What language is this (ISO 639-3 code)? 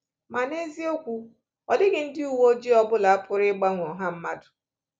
ibo